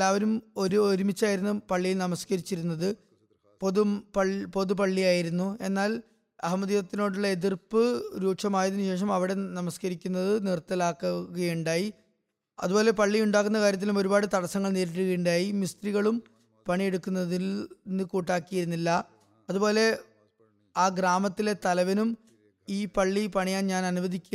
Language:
Malayalam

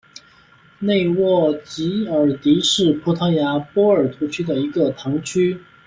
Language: Chinese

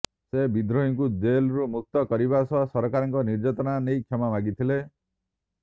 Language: Odia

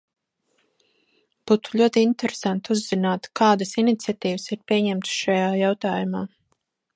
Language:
Latvian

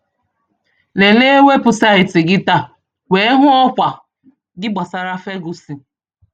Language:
Igbo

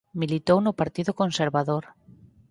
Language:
Galician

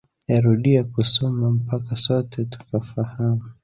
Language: Swahili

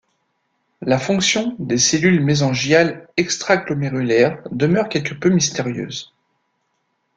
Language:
French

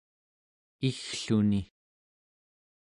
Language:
Central Yupik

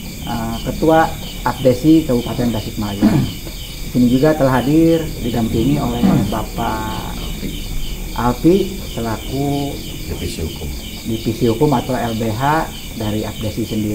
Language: Indonesian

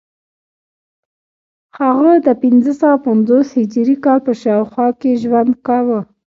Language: Pashto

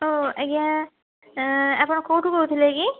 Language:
Odia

